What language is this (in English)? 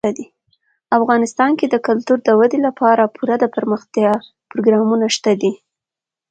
Pashto